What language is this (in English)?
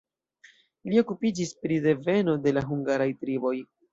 Esperanto